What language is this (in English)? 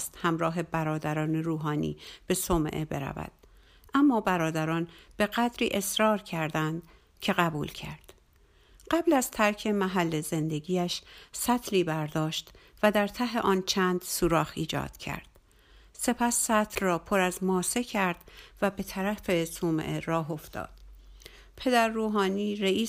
Persian